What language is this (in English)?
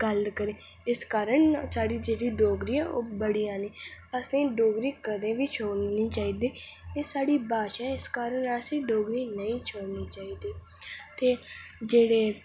Dogri